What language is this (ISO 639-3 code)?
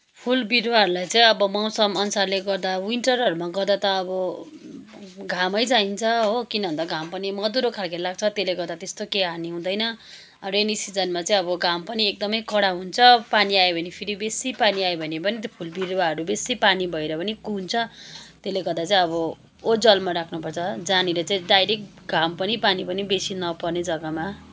nep